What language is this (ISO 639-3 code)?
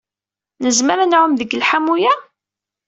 kab